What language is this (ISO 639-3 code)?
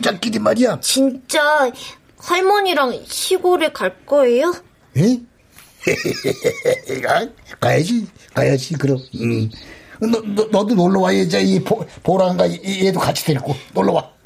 kor